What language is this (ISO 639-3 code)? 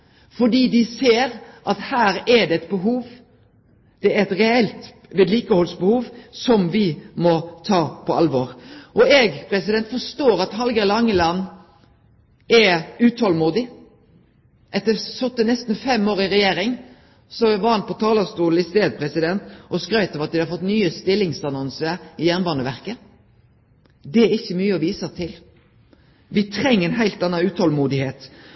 nno